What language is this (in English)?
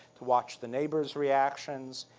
English